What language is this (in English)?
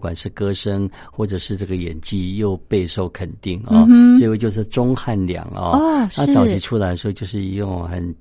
Chinese